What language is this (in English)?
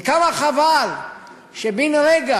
Hebrew